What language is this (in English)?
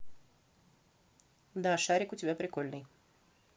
Russian